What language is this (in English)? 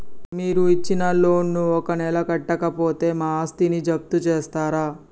Telugu